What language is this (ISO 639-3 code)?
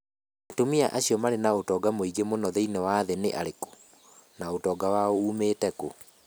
kik